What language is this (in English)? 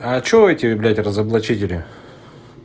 Russian